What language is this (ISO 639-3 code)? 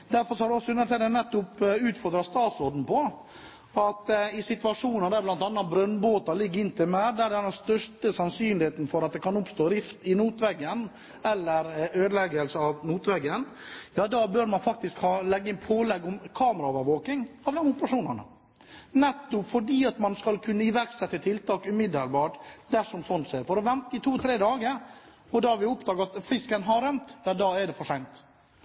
nob